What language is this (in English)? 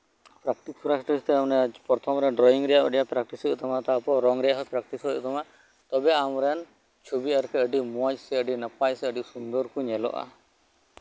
Santali